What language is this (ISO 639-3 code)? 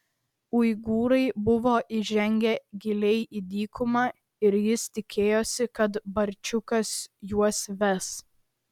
lit